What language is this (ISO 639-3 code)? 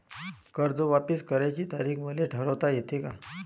mar